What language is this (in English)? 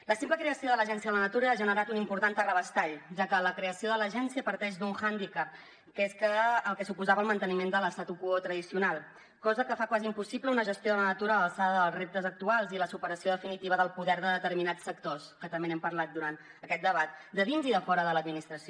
Catalan